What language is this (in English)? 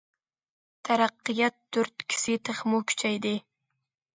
Uyghur